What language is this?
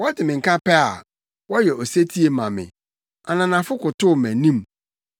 Akan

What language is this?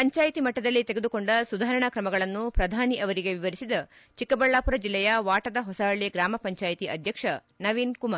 Kannada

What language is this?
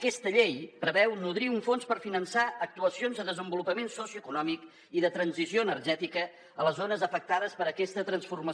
Catalan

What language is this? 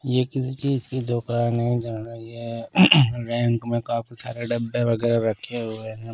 Hindi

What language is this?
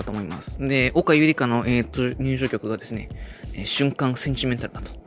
Japanese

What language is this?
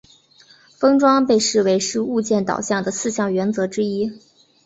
Chinese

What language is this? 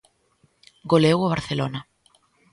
Galician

